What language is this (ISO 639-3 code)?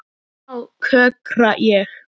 isl